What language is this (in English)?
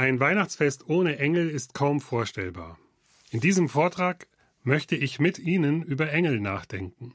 German